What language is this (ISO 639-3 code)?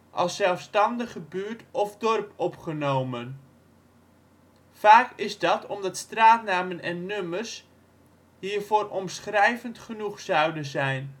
nld